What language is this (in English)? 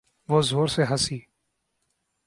Urdu